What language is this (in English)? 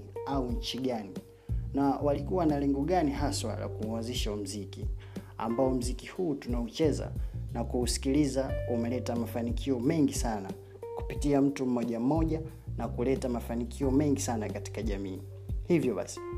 Swahili